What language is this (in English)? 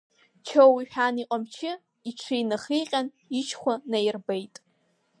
Abkhazian